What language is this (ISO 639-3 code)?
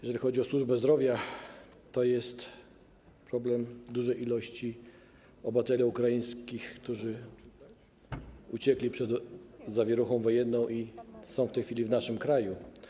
pol